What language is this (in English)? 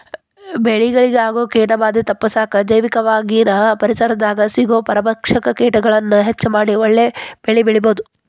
Kannada